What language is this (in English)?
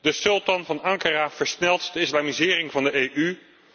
Dutch